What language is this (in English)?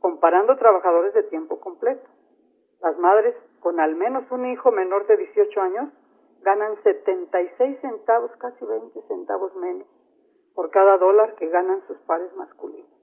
Spanish